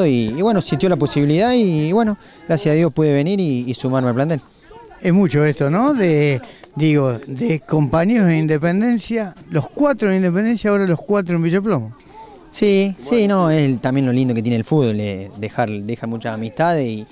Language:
Spanish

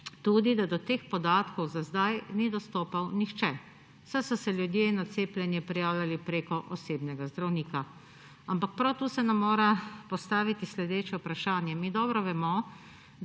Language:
Slovenian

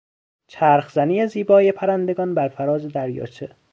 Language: Persian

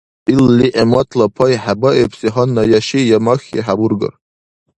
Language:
Dargwa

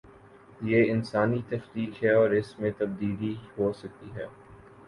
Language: Urdu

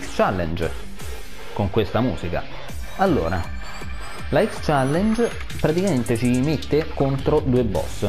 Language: Italian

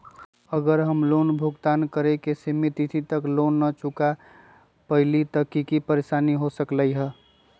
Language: Magahi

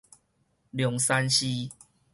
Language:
Min Nan Chinese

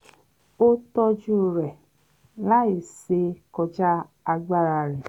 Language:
Yoruba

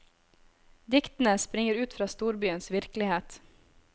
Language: Norwegian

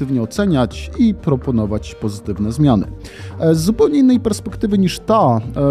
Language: Polish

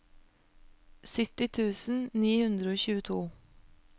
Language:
Norwegian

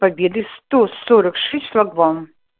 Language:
Russian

